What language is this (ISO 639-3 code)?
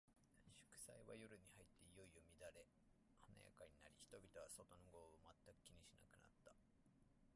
jpn